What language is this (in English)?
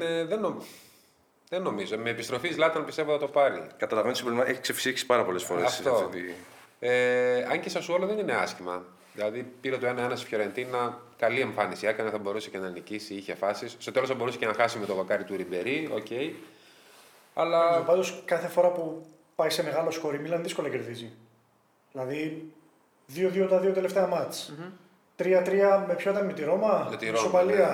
Greek